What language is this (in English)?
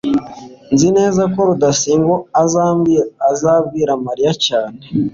Kinyarwanda